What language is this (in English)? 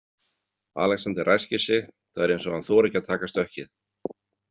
Icelandic